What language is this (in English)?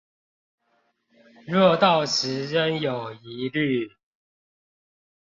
Chinese